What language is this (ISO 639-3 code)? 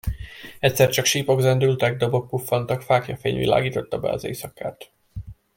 hun